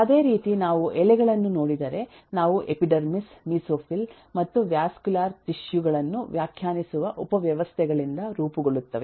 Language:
Kannada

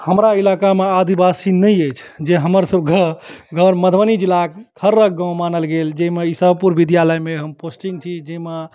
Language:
Maithili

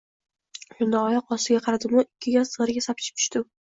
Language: Uzbek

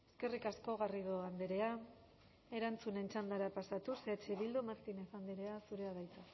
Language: Basque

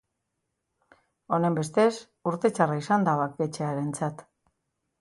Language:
Basque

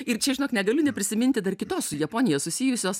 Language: Lithuanian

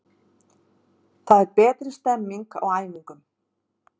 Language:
Icelandic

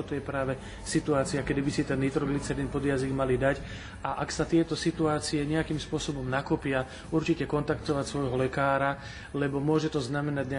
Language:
Slovak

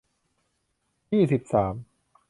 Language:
Thai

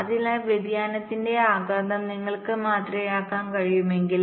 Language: Malayalam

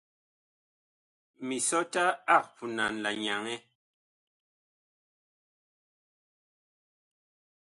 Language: Bakoko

